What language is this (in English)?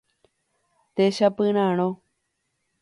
Guarani